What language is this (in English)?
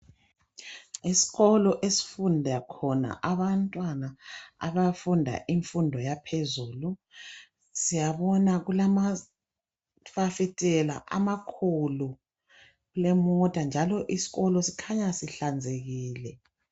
North Ndebele